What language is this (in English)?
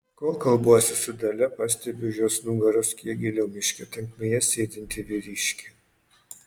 Lithuanian